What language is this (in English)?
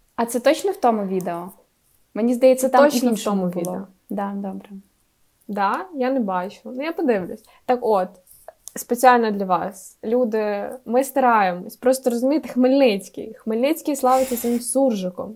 Ukrainian